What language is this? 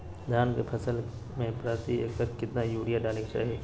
Magahi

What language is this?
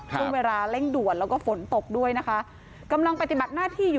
Thai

